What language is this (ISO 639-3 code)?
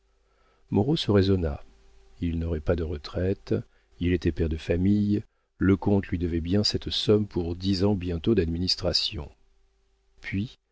fra